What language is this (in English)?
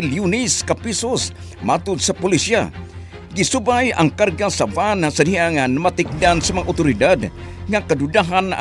Filipino